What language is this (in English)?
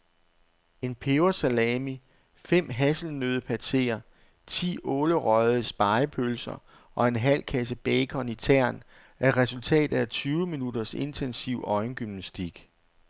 Danish